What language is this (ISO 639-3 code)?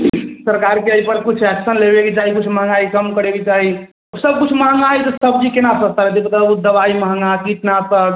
mai